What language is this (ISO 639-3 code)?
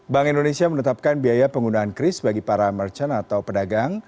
ind